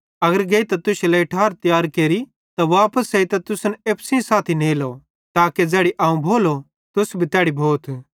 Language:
Bhadrawahi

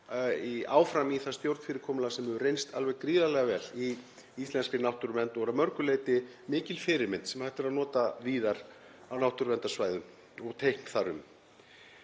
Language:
Icelandic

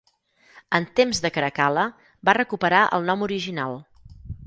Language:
Catalan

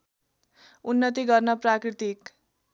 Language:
Nepali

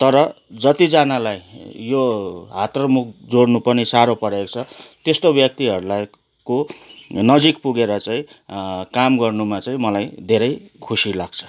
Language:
Nepali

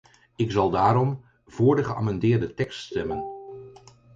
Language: Dutch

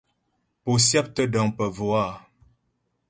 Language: Ghomala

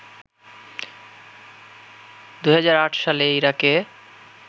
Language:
Bangla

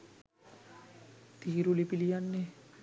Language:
Sinhala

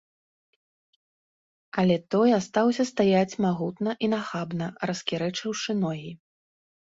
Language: Belarusian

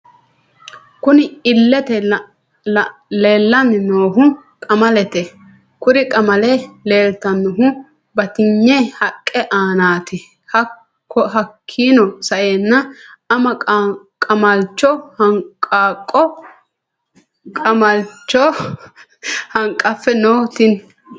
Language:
Sidamo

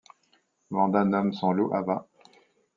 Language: French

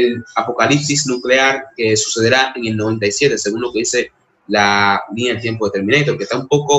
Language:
Spanish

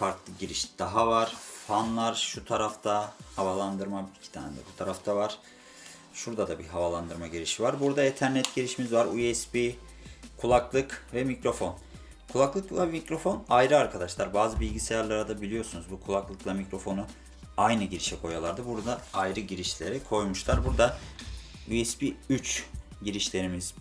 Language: Turkish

